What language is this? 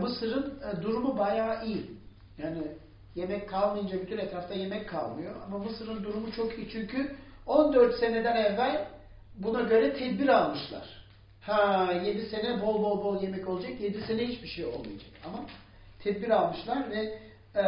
Turkish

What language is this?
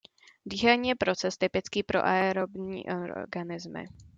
Czech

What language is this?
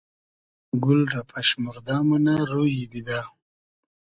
Hazaragi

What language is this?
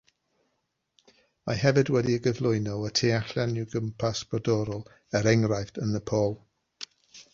Welsh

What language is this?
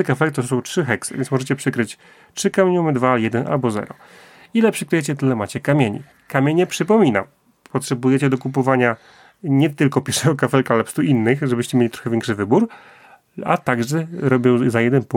Polish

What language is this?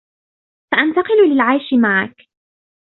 Arabic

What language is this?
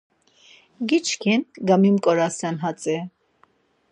Laz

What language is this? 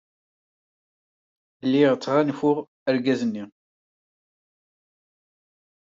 Kabyle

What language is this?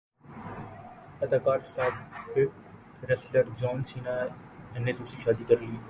Urdu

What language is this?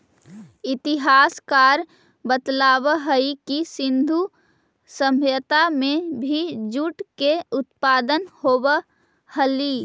Magahi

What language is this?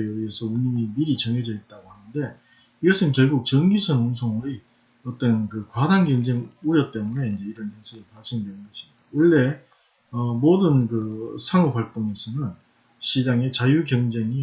Korean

